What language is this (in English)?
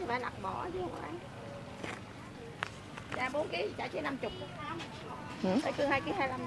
Vietnamese